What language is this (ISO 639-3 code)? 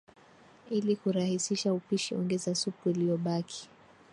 swa